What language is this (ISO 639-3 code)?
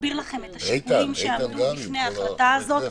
heb